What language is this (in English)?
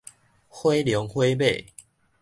Min Nan Chinese